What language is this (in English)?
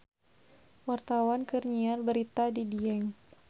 Sundanese